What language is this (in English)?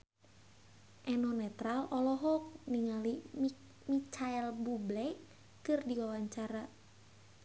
Sundanese